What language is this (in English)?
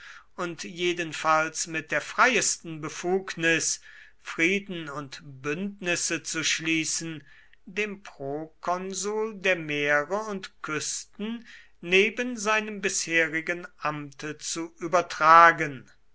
German